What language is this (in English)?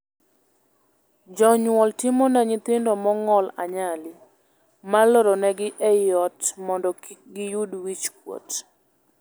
Luo (Kenya and Tanzania)